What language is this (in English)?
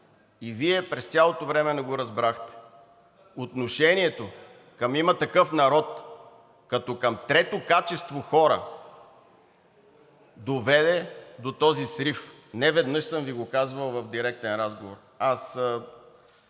Bulgarian